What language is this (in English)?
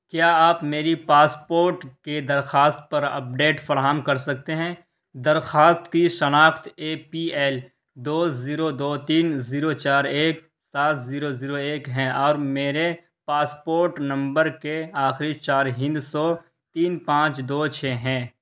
Urdu